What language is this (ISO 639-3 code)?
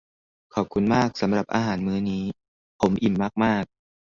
tha